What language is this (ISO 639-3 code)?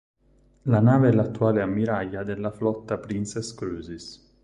ita